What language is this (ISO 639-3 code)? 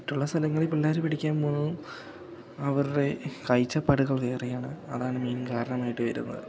mal